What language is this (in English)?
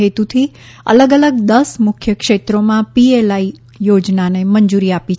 Gujarati